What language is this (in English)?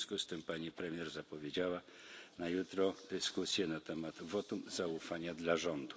Polish